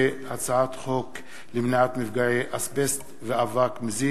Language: Hebrew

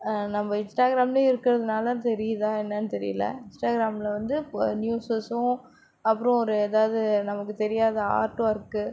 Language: Tamil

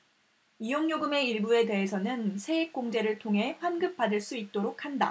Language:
Korean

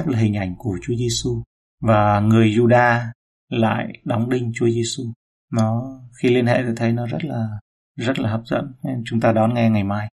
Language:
Vietnamese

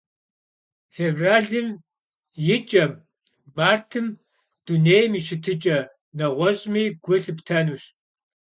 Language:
Kabardian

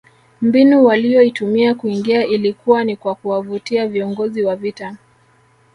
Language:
Swahili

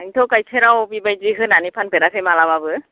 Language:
Bodo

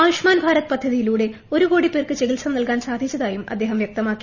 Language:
Malayalam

